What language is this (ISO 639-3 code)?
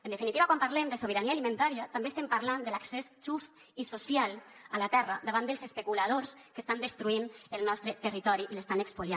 cat